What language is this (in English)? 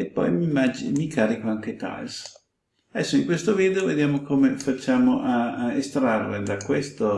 Italian